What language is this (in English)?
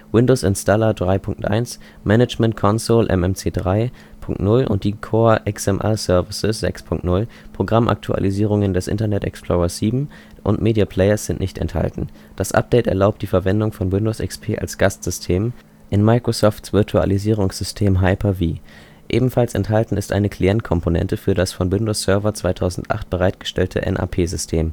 German